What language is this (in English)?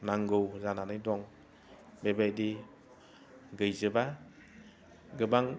Bodo